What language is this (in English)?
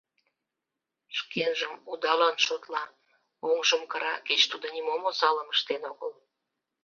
Mari